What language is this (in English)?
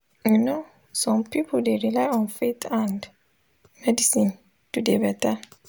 Nigerian Pidgin